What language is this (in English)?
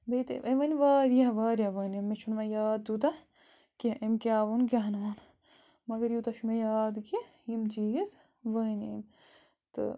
Kashmiri